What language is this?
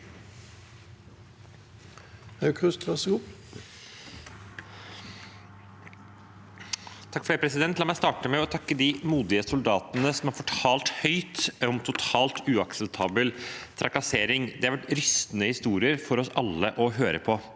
Norwegian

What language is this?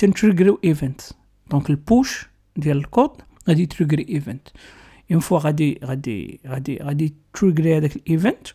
Arabic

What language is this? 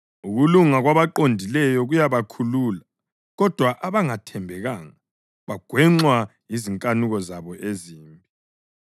North Ndebele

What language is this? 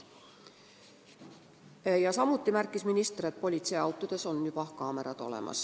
Estonian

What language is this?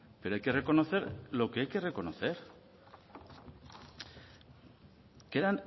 Spanish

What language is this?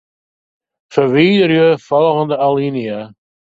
Western Frisian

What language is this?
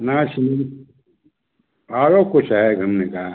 Hindi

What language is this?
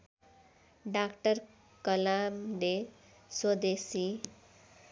Nepali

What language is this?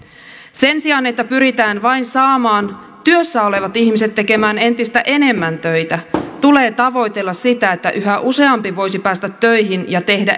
Finnish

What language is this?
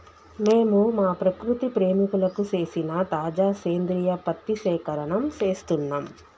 Telugu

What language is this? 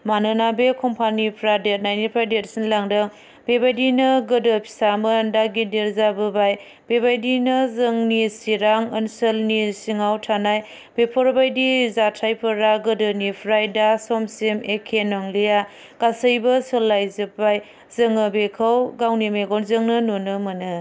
Bodo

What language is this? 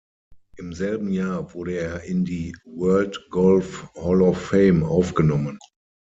German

